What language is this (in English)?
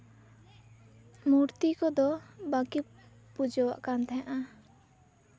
Santali